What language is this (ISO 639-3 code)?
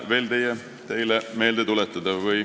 est